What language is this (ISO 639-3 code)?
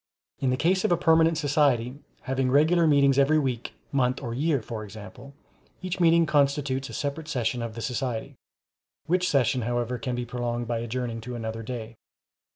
eng